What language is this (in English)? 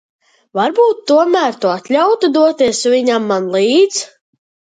Latvian